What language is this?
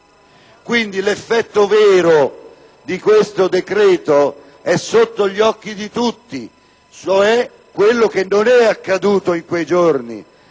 Italian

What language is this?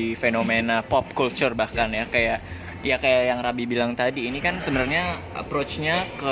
Indonesian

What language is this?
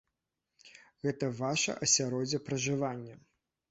Belarusian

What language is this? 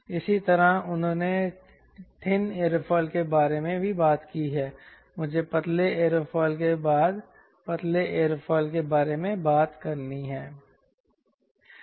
Hindi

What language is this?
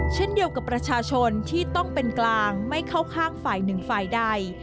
Thai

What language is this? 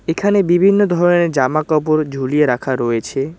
Bangla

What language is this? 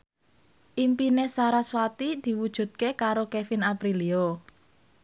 Javanese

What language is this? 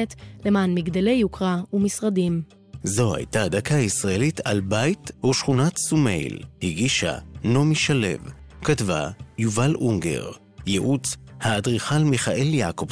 Hebrew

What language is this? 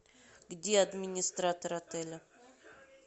Russian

